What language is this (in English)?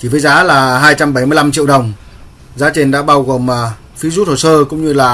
Vietnamese